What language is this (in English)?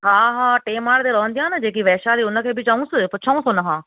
Sindhi